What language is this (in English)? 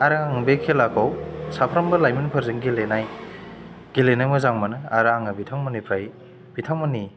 Bodo